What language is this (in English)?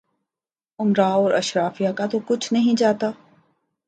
Urdu